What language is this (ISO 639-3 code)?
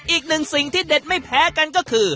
tha